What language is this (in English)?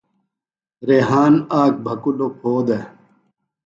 Phalura